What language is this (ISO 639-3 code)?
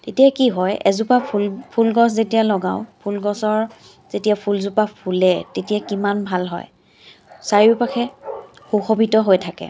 asm